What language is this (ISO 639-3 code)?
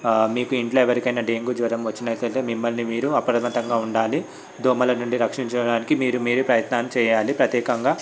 tel